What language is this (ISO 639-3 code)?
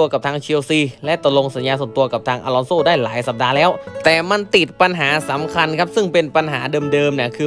tha